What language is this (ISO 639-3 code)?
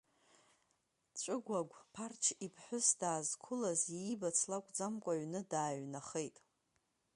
abk